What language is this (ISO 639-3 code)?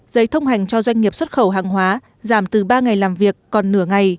vie